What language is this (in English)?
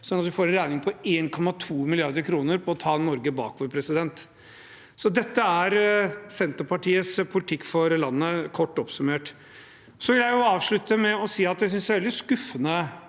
Norwegian